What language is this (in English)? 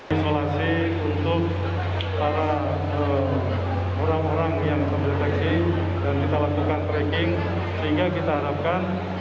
Indonesian